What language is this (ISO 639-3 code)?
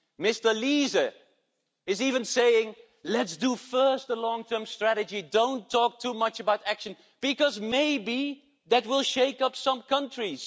eng